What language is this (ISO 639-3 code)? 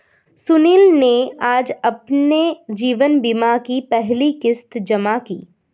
hin